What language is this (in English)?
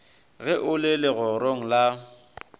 Northern Sotho